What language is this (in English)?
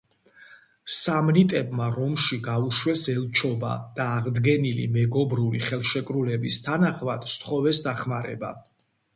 Georgian